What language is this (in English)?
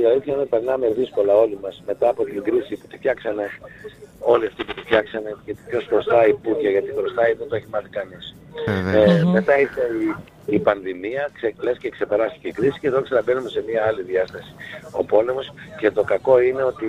Greek